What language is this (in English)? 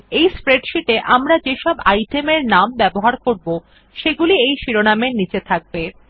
Bangla